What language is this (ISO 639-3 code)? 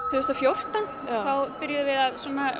isl